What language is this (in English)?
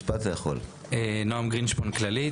Hebrew